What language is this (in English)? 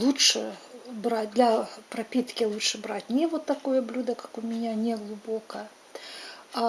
Russian